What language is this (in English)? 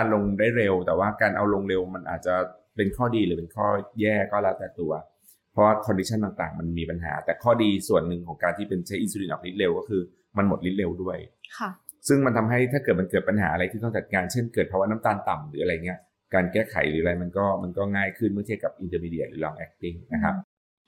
Thai